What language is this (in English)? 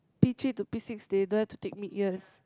English